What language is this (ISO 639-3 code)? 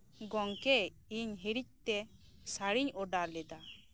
sat